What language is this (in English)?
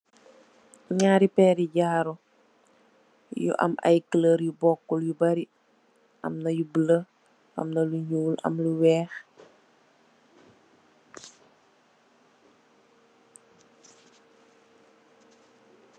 Wolof